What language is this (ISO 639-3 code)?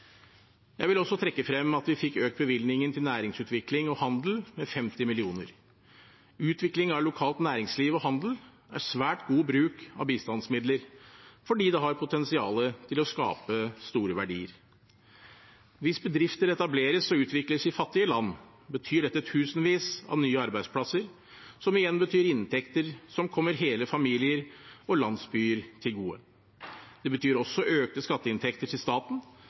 nob